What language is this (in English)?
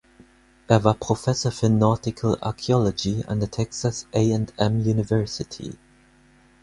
German